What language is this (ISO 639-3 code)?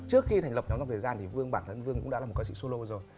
vie